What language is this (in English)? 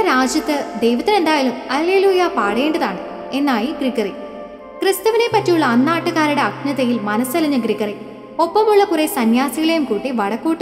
Malayalam